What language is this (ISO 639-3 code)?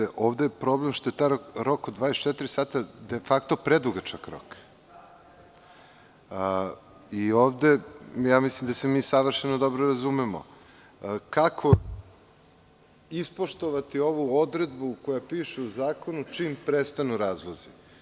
srp